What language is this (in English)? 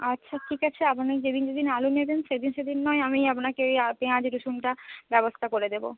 Bangla